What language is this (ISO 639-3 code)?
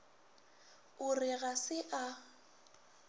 nso